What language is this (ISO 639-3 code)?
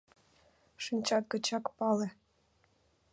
chm